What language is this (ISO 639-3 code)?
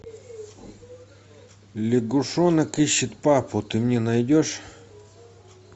rus